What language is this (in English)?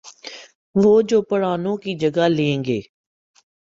Urdu